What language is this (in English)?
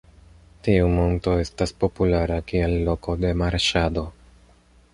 Esperanto